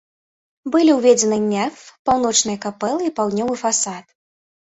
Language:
Belarusian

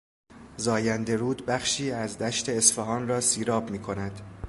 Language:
Persian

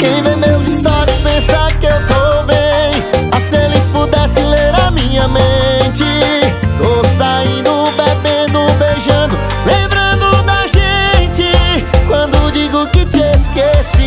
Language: Romanian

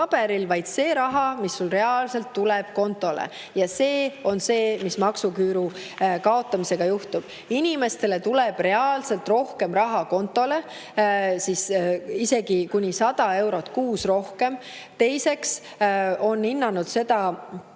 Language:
Estonian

